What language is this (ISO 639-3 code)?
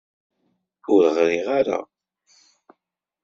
kab